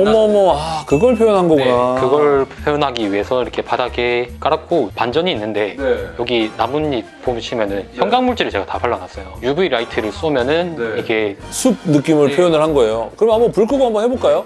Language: Korean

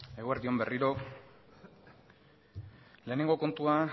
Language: Basque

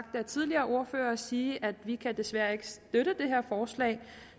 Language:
Danish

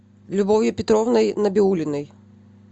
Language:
Russian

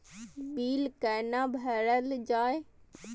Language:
Maithili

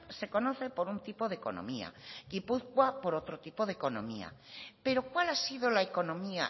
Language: Spanish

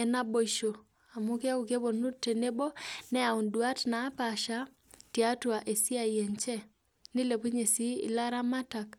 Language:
Masai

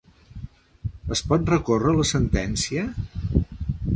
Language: Catalan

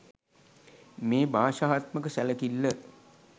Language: Sinhala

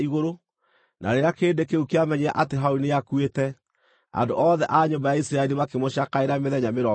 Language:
Kikuyu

